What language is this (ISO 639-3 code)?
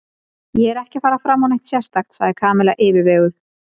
isl